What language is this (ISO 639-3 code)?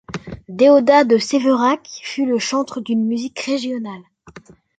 fra